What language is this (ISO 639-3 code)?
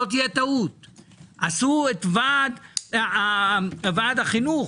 heb